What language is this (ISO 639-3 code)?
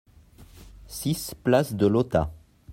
fra